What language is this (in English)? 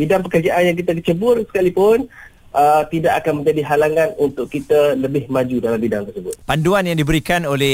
Malay